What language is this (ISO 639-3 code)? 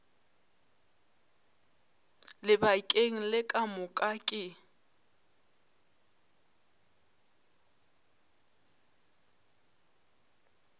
nso